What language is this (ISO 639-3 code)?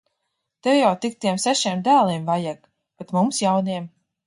lav